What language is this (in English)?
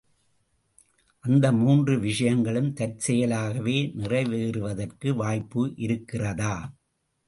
Tamil